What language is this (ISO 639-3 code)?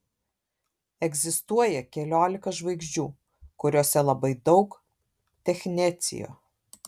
lit